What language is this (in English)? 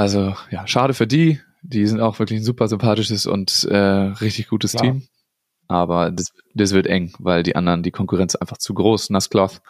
German